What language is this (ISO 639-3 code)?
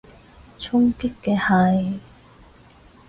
yue